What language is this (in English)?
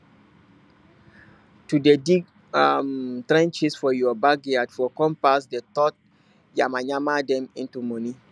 Nigerian Pidgin